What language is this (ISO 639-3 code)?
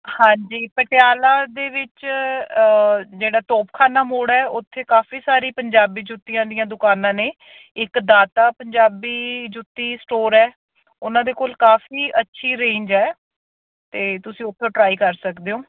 pan